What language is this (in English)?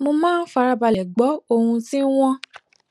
Yoruba